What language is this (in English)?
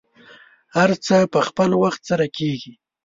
Pashto